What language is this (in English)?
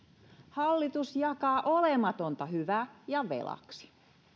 Finnish